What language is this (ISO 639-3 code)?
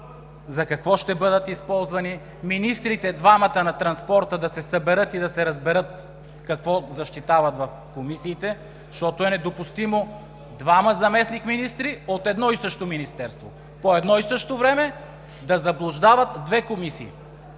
bul